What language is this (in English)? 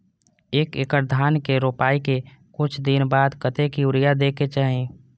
Maithili